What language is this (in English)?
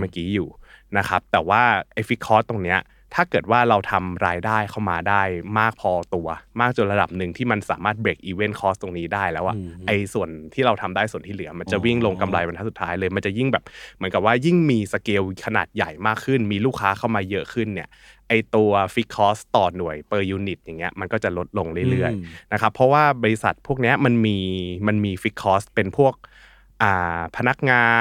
Thai